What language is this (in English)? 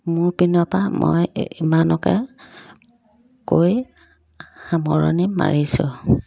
Assamese